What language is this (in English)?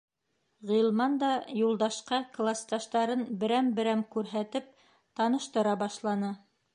Bashkir